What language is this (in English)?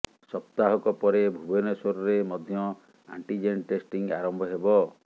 Odia